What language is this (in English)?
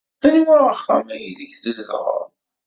Kabyle